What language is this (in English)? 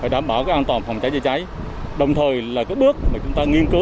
Vietnamese